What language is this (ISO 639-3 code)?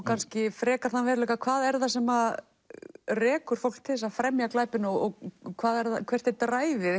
isl